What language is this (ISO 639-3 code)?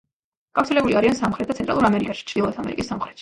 kat